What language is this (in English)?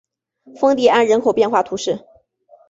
Chinese